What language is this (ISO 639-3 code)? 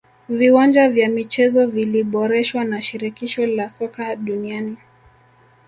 swa